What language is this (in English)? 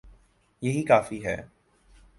Urdu